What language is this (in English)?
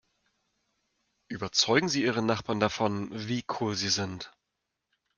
German